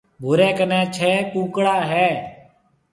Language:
Marwari (Pakistan)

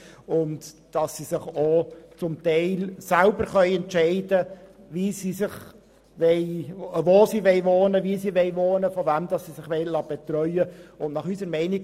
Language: Swiss German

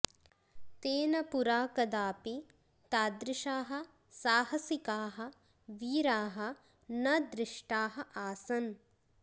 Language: Sanskrit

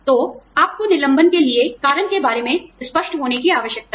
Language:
Hindi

